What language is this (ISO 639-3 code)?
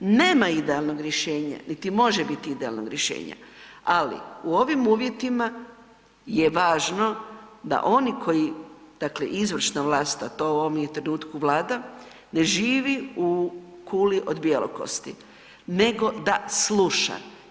hrv